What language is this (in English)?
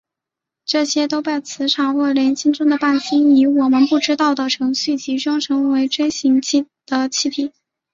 Chinese